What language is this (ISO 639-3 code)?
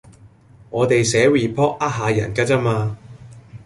yue